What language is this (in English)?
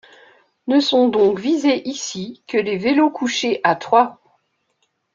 French